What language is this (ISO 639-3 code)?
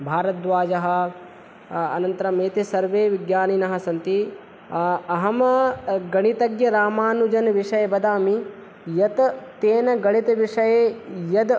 san